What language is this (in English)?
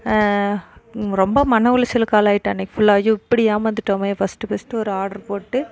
Tamil